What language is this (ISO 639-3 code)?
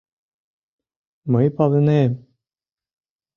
chm